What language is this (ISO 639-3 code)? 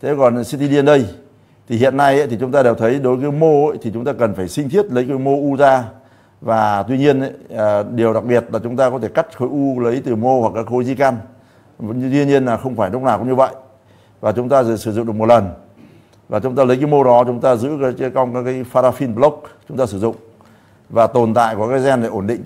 vie